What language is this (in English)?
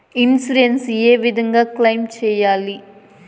Telugu